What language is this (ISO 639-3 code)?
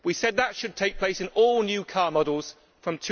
eng